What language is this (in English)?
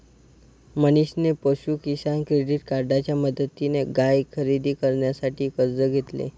Marathi